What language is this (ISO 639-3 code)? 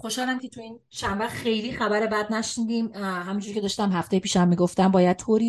fas